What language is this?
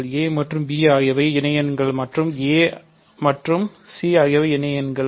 Tamil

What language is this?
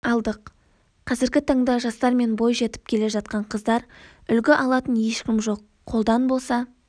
Kazakh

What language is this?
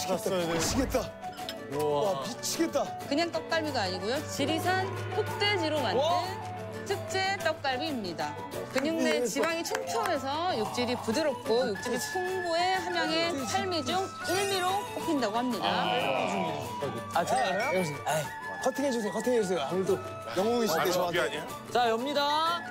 Korean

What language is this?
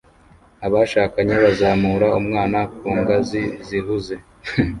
Kinyarwanda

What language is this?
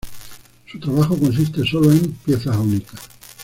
Spanish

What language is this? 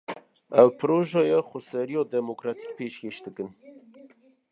Kurdish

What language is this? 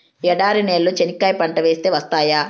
Telugu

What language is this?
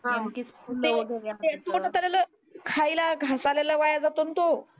Marathi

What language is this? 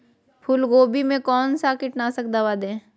Magahi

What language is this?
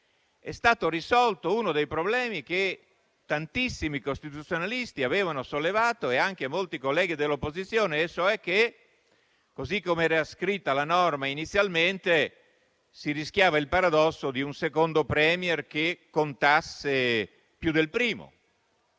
Italian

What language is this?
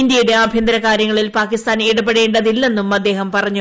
Malayalam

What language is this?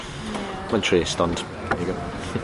Welsh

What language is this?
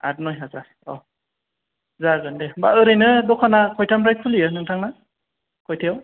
Bodo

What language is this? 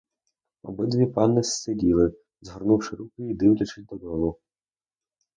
Ukrainian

